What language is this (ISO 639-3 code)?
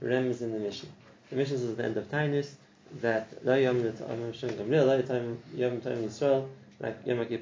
eng